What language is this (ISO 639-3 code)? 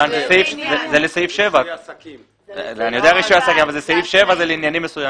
heb